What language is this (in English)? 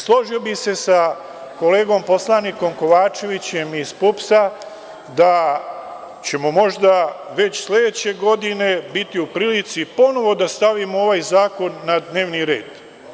Serbian